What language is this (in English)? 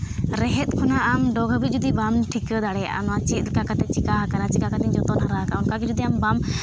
Santali